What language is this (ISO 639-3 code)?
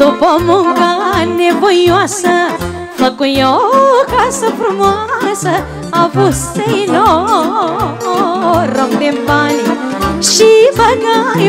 ron